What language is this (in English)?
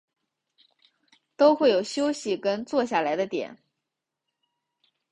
Chinese